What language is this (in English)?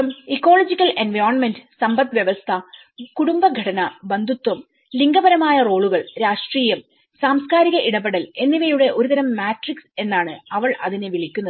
Malayalam